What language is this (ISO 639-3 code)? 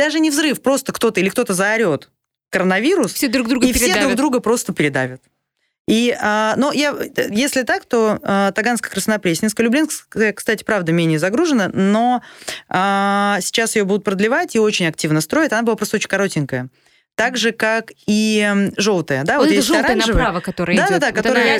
rus